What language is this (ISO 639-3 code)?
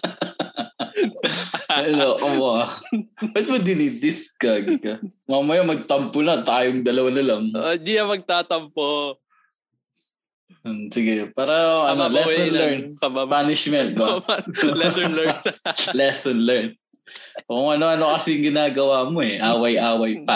fil